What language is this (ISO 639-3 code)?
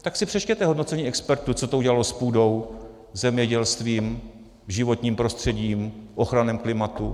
ces